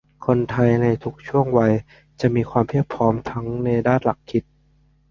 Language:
Thai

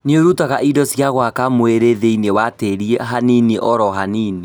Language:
Kikuyu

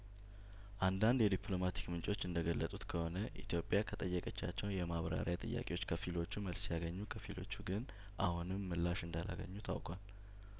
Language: Amharic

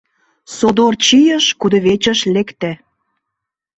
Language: Mari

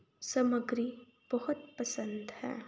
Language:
Punjabi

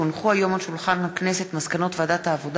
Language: Hebrew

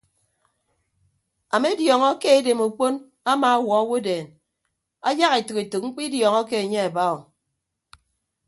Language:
Ibibio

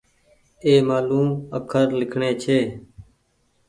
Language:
Goaria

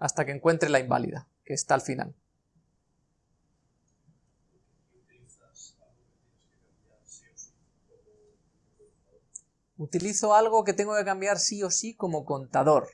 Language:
Spanish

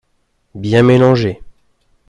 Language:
French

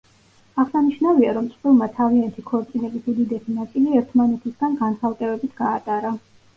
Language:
Georgian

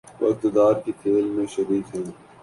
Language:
Urdu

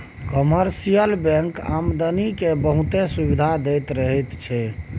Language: Maithili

